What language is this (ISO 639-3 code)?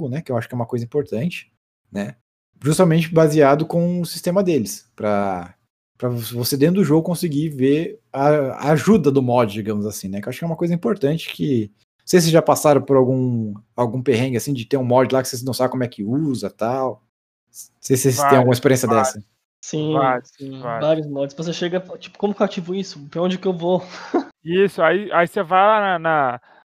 por